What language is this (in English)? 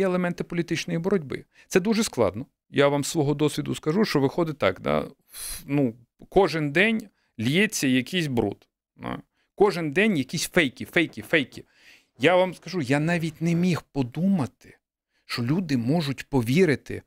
Ukrainian